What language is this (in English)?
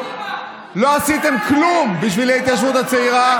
Hebrew